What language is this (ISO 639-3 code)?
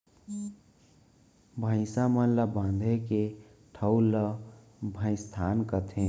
hne